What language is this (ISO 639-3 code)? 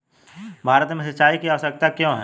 hin